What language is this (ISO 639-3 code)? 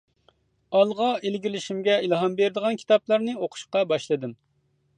uig